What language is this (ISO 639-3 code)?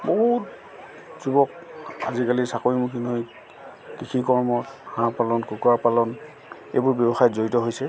asm